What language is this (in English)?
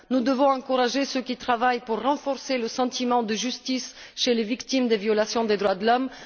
French